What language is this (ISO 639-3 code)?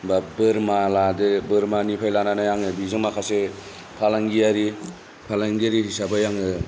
brx